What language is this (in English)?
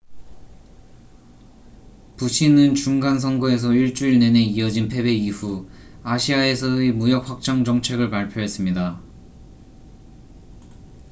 Korean